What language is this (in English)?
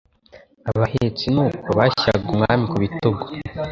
Kinyarwanda